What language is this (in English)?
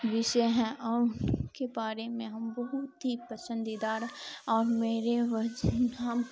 Urdu